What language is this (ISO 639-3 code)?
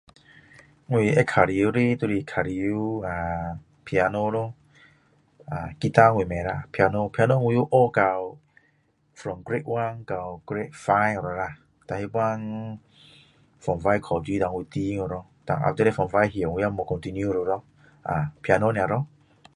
cdo